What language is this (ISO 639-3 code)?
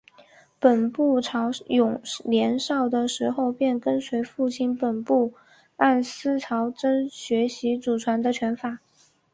zho